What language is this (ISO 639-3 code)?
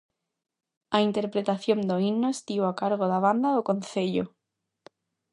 glg